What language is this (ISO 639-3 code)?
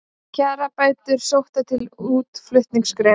isl